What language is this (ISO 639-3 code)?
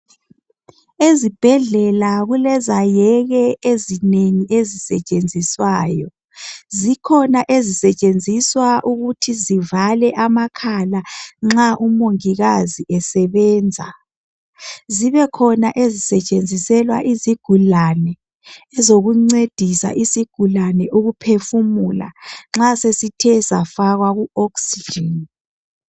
nde